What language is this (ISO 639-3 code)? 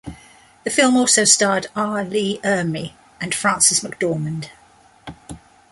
eng